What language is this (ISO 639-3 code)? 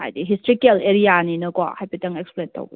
mni